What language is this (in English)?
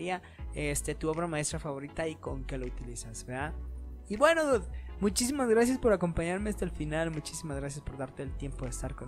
Spanish